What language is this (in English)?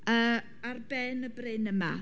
Welsh